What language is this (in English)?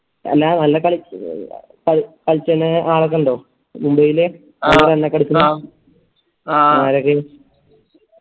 Malayalam